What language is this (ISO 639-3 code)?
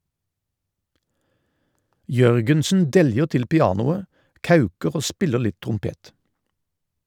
nor